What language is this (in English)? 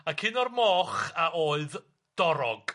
Welsh